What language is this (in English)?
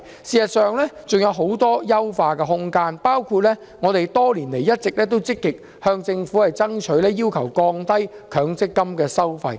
Cantonese